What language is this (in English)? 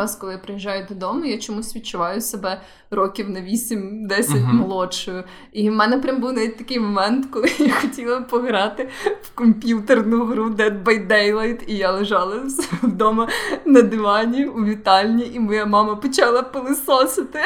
Ukrainian